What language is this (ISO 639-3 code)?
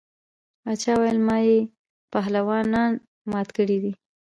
pus